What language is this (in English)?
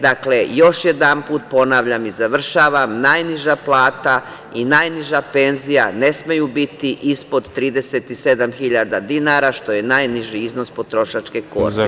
Serbian